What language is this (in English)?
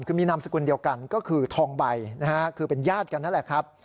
Thai